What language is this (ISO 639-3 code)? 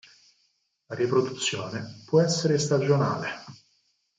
ita